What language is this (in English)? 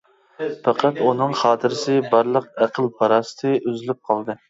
Uyghur